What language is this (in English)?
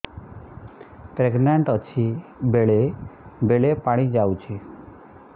Odia